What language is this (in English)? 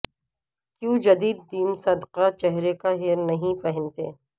Urdu